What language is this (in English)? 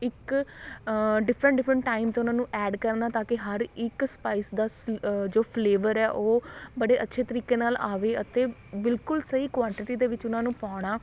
Punjabi